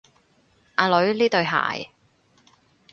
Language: Cantonese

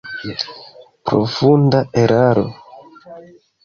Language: Esperanto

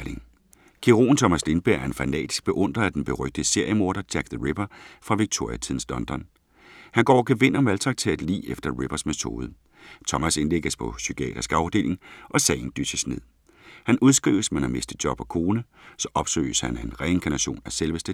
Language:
Danish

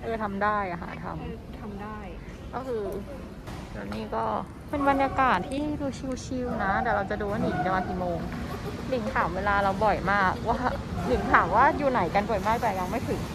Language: Thai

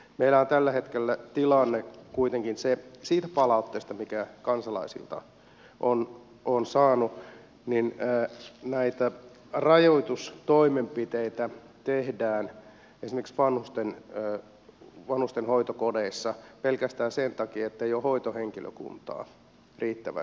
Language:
Finnish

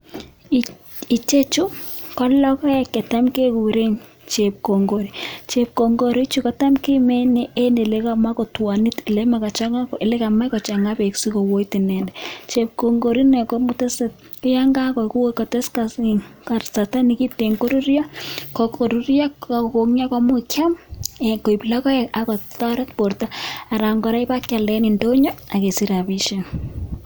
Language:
Kalenjin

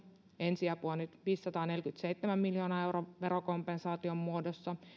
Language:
Finnish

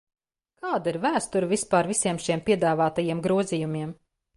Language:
Latvian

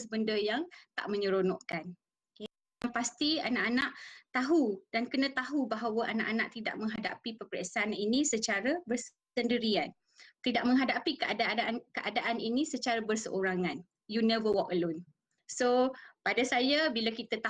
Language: Malay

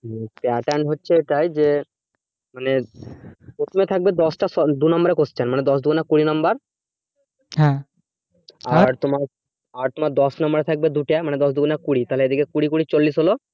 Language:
Bangla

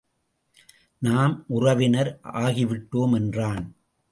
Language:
Tamil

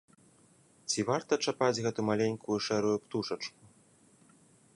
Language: Belarusian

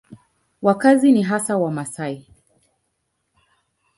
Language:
Swahili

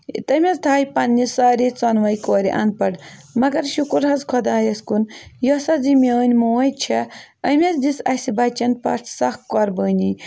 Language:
Kashmiri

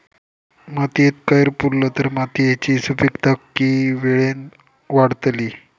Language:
Marathi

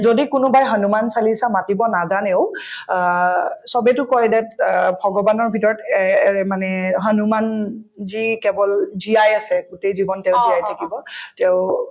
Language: Assamese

